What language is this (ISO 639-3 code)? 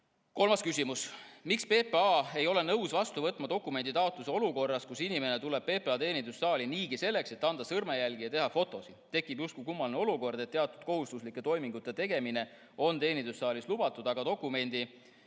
est